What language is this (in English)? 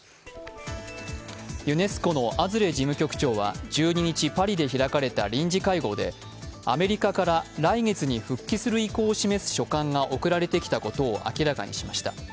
Japanese